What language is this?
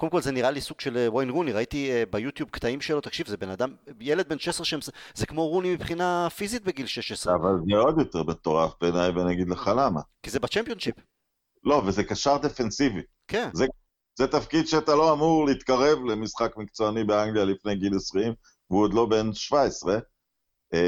Hebrew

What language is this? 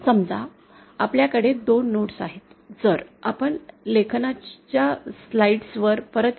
Marathi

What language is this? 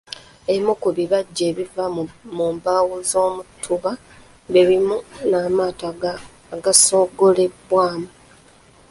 Ganda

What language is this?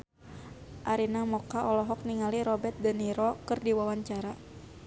Sundanese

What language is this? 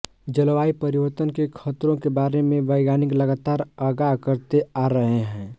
Hindi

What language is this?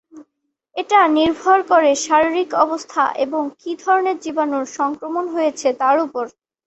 Bangla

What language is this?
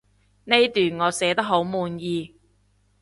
Cantonese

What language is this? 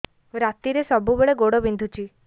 Odia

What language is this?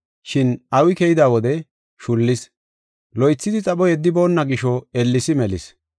Gofa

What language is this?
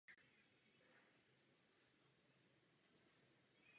Czech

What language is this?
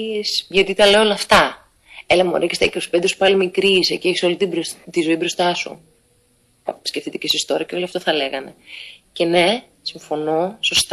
Greek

